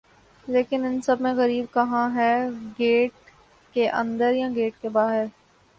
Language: Urdu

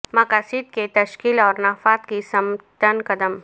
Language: Urdu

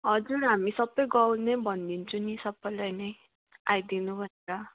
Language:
Nepali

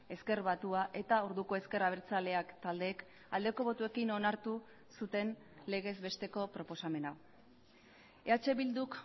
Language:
Basque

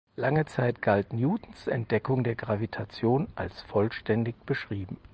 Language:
German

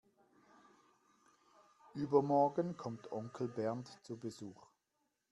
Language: German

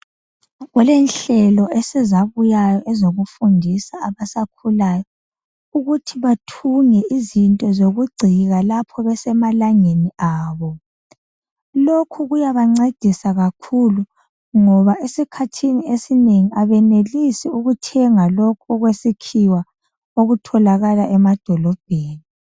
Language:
North Ndebele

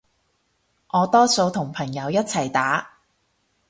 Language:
Cantonese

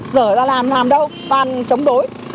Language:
Vietnamese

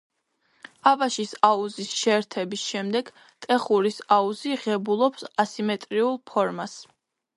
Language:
Georgian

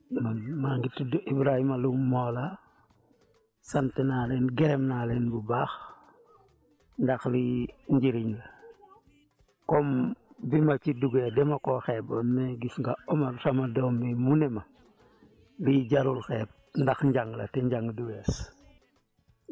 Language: Wolof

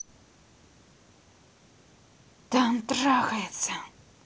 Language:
Russian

